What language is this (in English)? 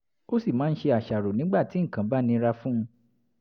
Yoruba